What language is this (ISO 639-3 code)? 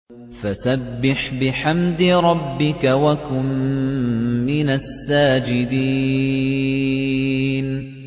ara